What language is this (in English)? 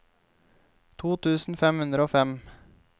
Norwegian